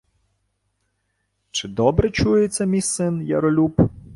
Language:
Ukrainian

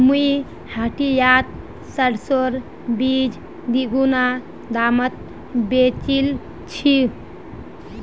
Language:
Magahi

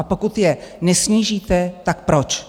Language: Czech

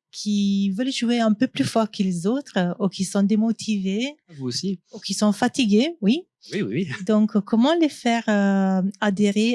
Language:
French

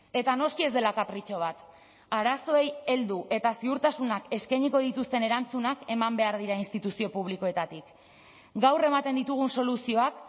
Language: Basque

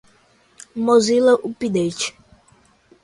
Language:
Portuguese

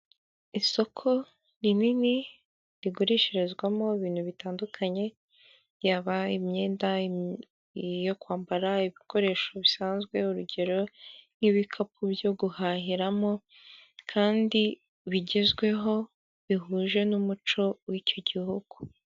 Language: Kinyarwanda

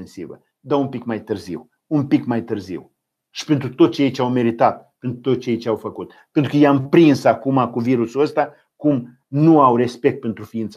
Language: Romanian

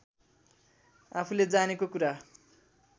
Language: Nepali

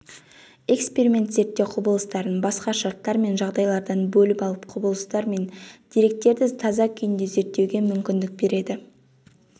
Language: Kazakh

